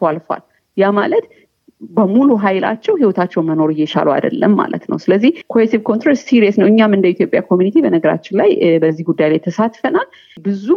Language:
Amharic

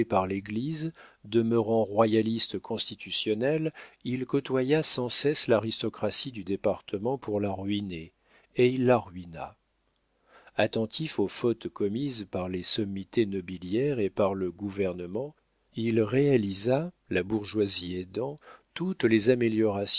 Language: French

